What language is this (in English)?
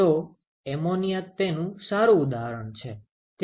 Gujarati